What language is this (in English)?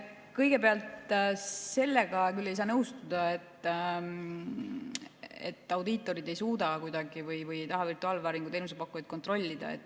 Estonian